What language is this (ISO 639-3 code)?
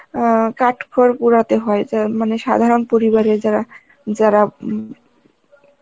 ben